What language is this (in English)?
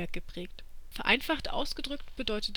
German